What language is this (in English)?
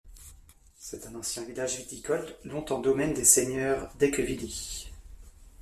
French